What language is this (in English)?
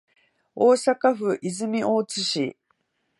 Japanese